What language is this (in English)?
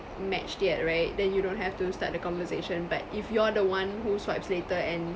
English